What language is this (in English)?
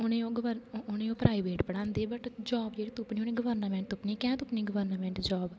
Dogri